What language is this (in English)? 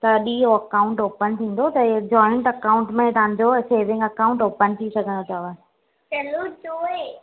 Sindhi